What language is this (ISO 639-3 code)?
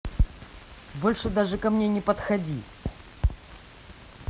rus